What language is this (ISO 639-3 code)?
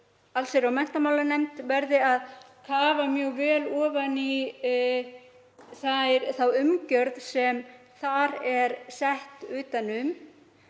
isl